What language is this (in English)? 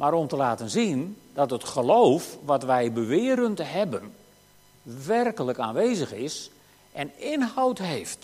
Dutch